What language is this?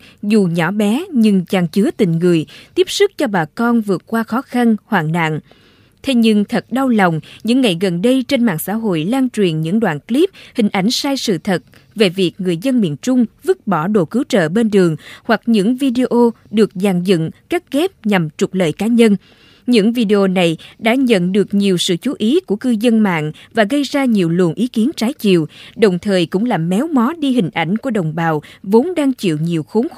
Vietnamese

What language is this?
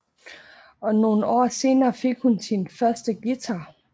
Danish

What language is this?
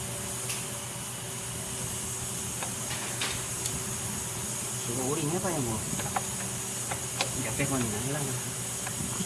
Korean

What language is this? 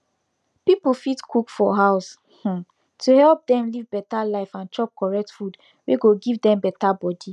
Nigerian Pidgin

